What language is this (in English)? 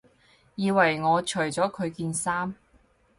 Cantonese